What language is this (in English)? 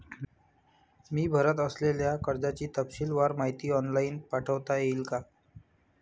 Marathi